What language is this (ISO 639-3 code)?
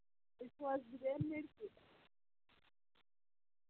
kas